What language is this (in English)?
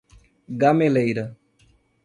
Portuguese